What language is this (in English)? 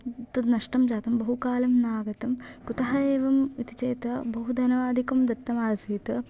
Sanskrit